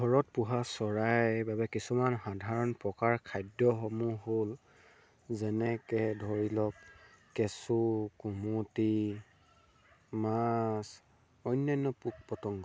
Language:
Assamese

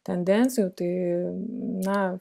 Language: Lithuanian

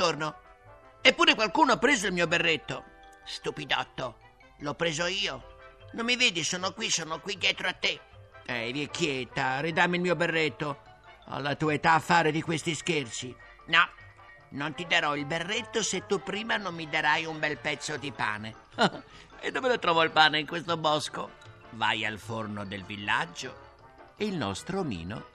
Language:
Italian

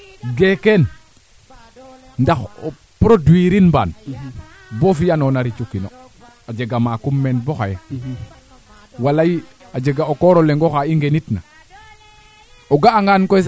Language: Serer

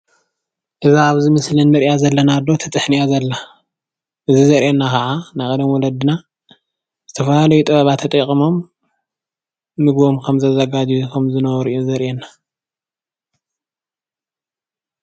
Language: Tigrinya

